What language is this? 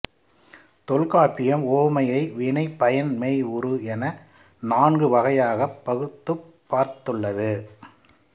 Tamil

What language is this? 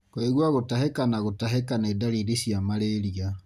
Kikuyu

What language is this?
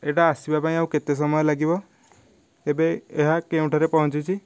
Odia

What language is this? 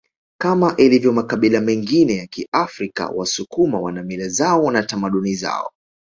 Swahili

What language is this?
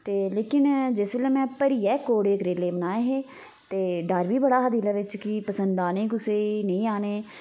Dogri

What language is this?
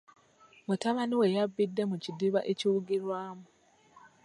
Ganda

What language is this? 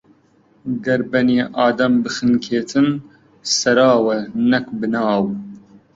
Central Kurdish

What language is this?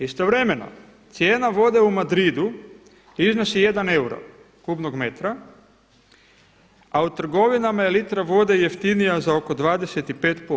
Croatian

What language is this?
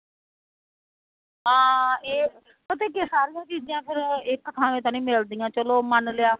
Punjabi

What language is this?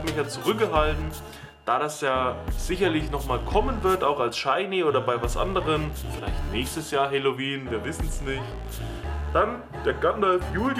German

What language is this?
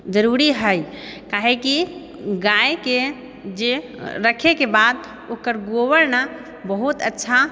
Maithili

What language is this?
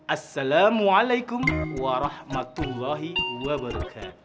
Indonesian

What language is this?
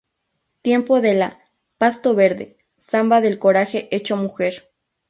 Spanish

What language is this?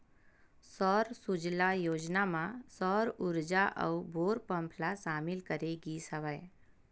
Chhattisgarhi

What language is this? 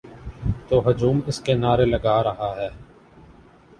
Urdu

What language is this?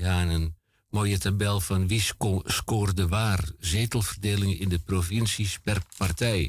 Dutch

